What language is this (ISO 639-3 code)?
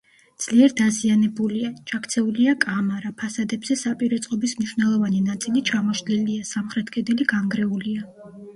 kat